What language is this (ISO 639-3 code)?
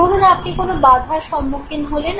ben